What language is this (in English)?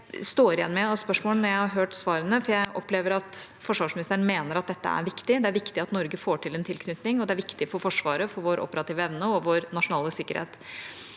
Norwegian